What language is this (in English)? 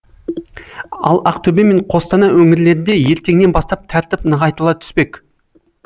Kazakh